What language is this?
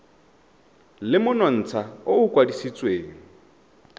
Tswana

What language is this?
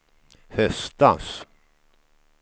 Swedish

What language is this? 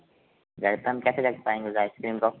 Hindi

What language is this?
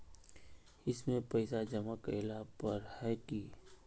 Magahi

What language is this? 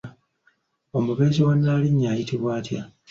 Ganda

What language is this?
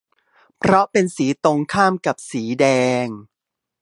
Thai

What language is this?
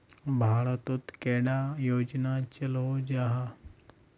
Magahi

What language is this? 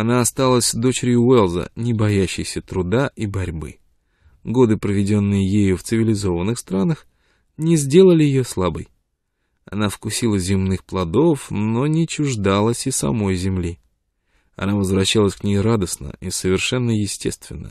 Russian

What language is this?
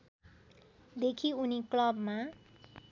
Nepali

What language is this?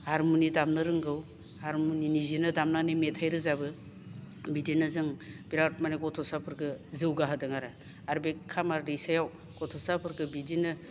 Bodo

